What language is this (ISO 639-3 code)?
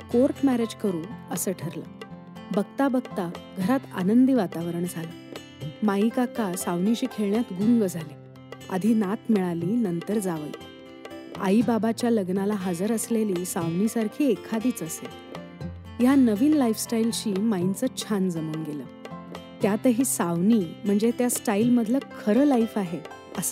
mar